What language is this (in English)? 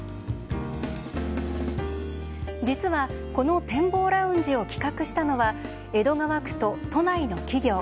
Japanese